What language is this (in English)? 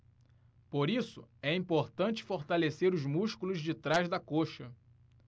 Portuguese